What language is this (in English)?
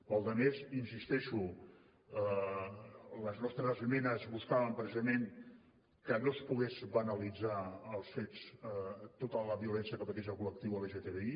Catalan